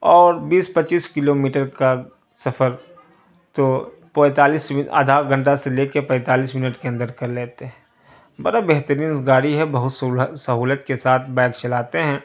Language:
Urdu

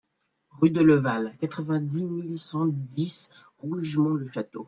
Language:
French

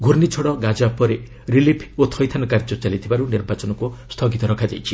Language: Odia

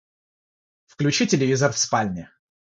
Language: Russian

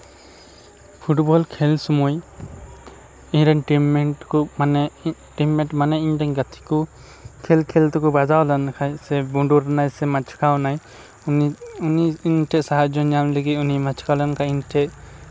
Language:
Santali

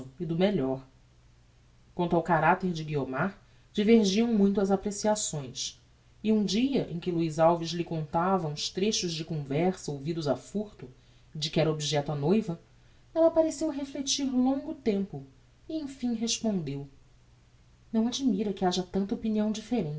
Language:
Portuguese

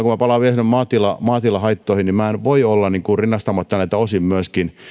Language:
Finnish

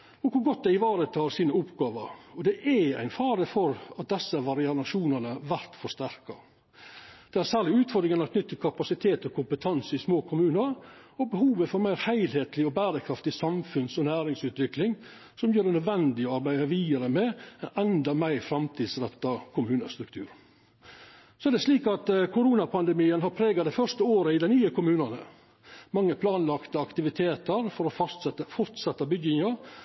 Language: Norwegian Nynorsk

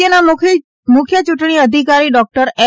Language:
Gujarati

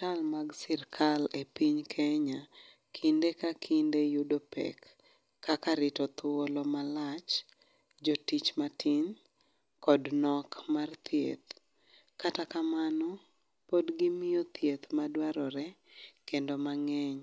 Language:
Luo (Kenya and Tanzania)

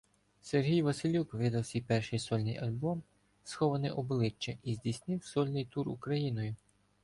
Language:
Ukrainian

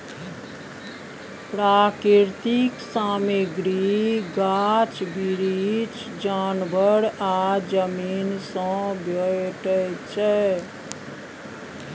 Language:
Maithili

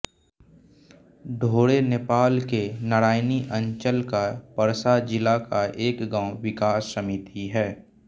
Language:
Hindi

